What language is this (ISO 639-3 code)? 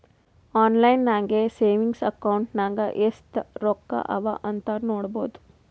kan